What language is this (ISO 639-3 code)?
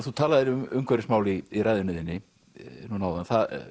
isl